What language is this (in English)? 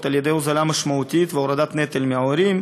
Hebrew